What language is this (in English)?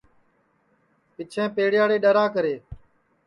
Sansi